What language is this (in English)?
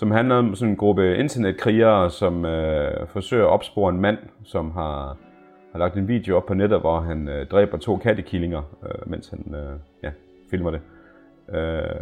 Danish